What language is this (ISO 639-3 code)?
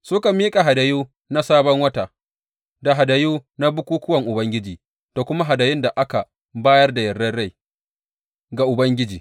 hau